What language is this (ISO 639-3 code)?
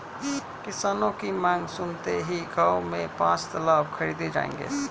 hin